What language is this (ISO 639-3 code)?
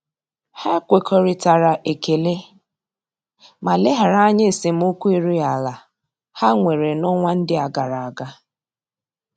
ibo